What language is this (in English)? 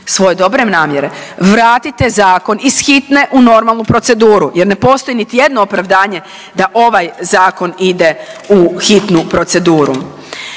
Croatian